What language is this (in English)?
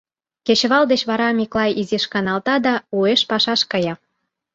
Mari